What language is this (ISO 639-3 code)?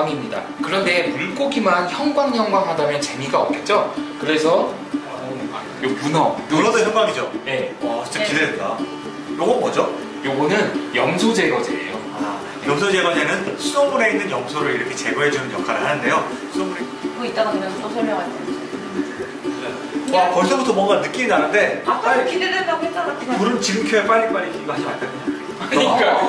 kor